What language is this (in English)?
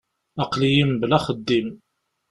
Kabyle